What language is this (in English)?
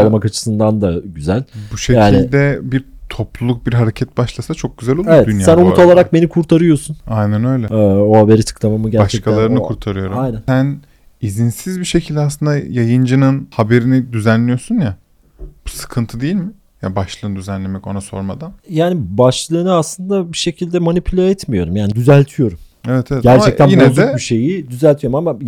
Turkish